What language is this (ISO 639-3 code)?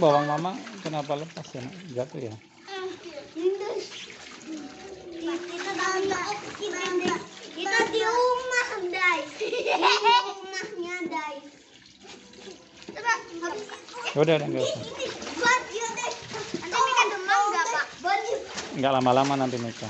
ind